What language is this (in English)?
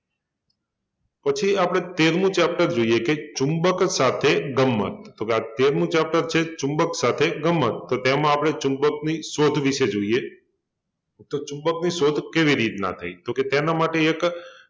Gujarati